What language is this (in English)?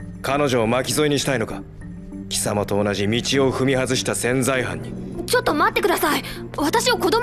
Japanese